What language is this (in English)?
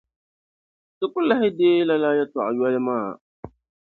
Dagbani